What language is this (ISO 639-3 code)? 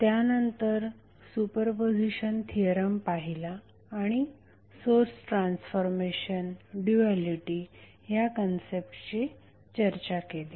mar